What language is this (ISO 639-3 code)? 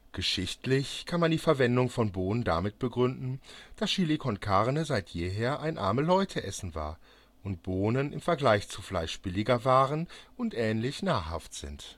deu